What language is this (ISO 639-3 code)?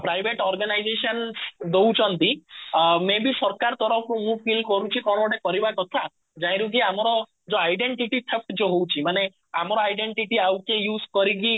ori